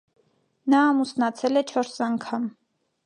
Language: Armenian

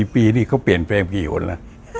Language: Thai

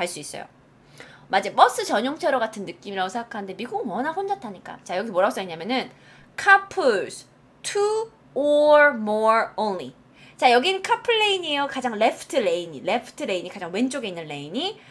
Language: Korean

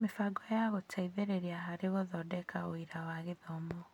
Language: Kikuyu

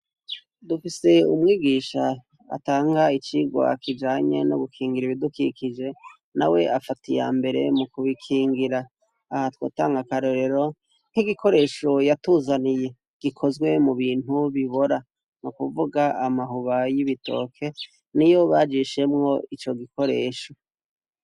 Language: Rundi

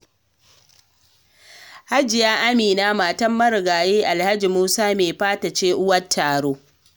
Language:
Hausa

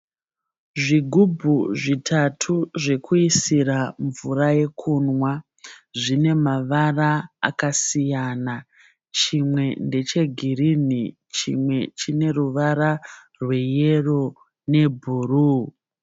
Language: Shona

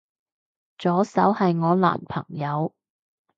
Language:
Cantonese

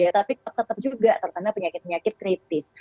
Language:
Indonesian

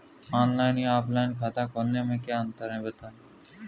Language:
Hindi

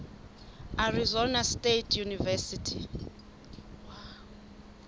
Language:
Southern Sotho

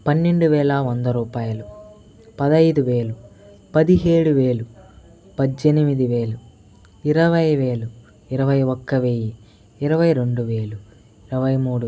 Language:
Telugu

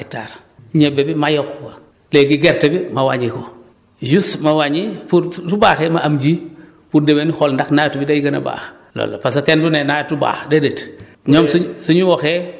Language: Wolof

